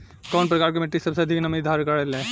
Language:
Bhojpuri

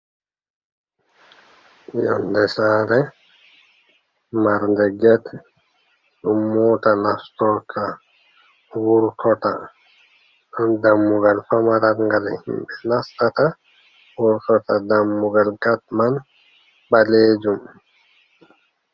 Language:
Fula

